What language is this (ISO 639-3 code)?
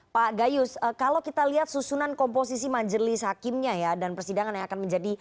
ind